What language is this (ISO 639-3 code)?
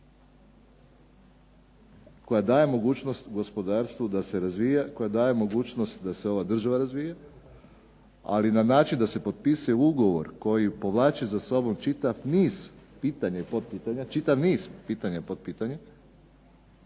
hrv